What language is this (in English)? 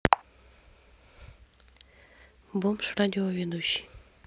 Russian